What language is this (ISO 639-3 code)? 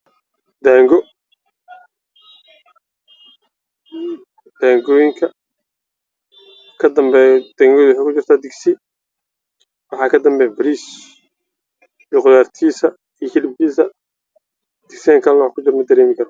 som